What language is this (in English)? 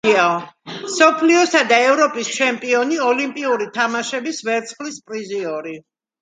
Georgian